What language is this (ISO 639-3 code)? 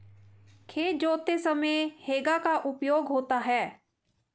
hin